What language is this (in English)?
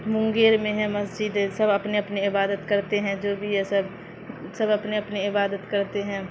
Urdu